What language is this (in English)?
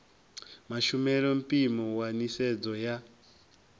Venda